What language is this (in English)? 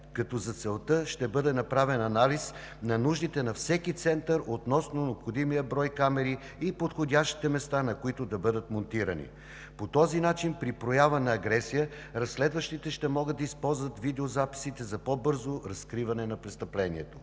Bulgarian